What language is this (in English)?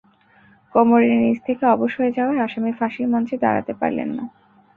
Bangla